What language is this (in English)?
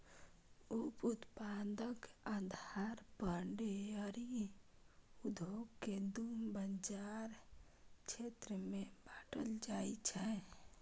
Maithili